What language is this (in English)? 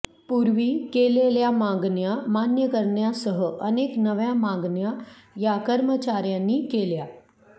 Marathi